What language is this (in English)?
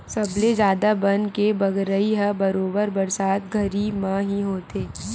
Chhattisgarhi